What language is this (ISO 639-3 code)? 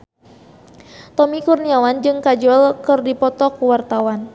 sun